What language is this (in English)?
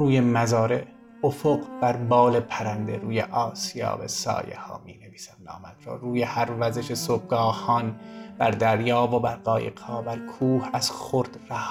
Persian